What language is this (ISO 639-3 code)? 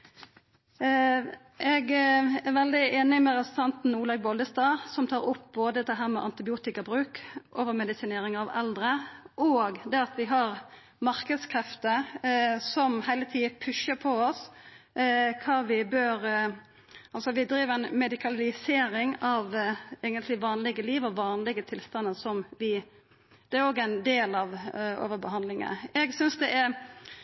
nno